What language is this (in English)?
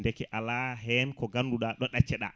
Fula